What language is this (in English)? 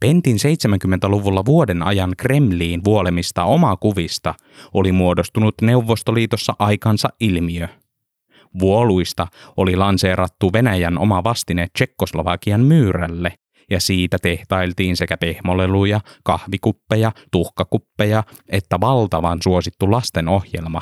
Finnish